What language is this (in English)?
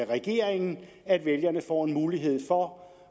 Danish